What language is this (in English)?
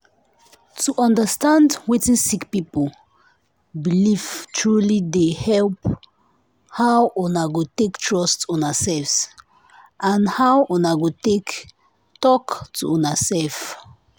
Nigerian Pidgin